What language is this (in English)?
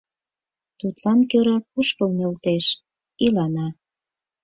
Mari